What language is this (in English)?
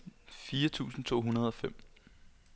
Danish